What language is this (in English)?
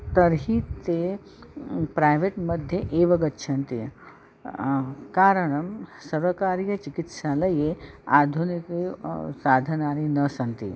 Sanskrit